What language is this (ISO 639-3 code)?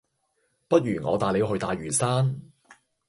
yue